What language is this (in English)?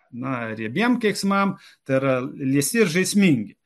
Lithuanian